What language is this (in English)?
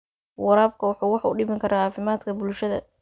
Somali